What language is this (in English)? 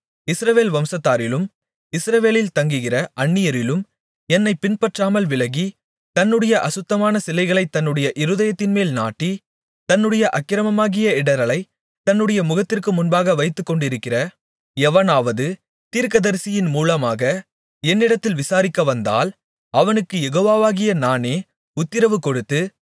Tamil